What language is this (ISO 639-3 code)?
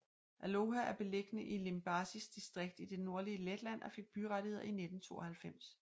dan